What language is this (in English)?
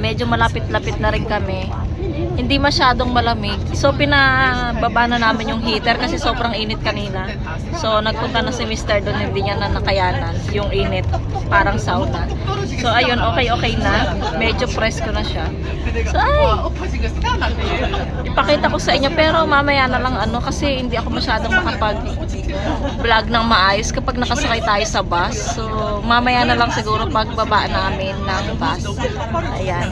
Filipino